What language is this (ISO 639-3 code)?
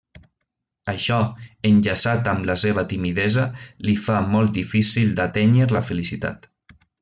cat